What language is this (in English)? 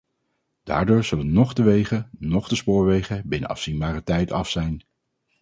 Dutch